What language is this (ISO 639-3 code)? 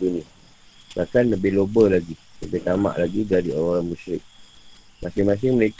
msa